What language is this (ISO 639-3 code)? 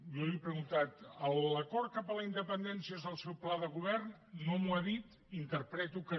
cat